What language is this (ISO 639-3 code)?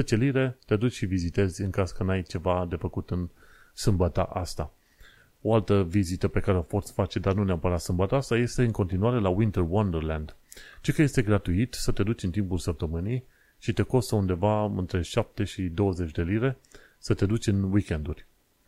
ron